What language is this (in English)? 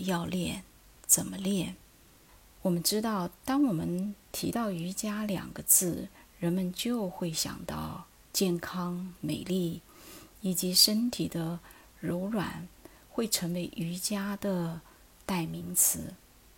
Chinese